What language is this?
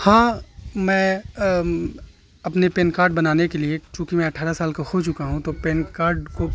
Urdu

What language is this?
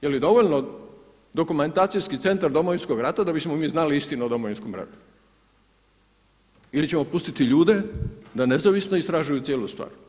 Croatian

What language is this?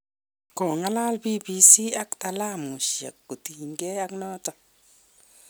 Kalenjin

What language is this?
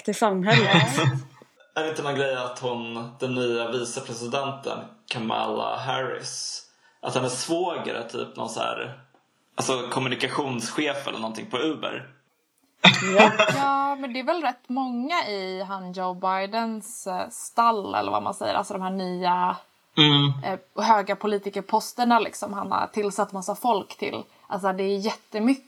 Swedish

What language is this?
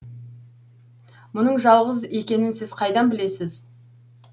Kazakh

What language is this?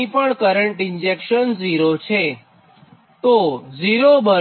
Gujarati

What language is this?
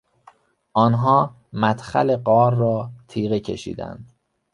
Persian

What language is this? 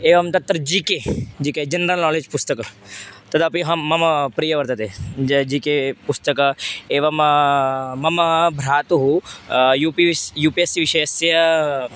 Sanskrit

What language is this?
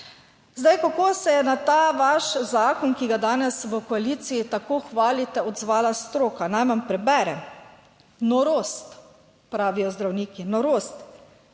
Slovenian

